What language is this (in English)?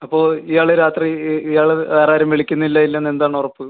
Malayalam